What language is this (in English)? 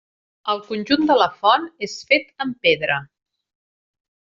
Catalan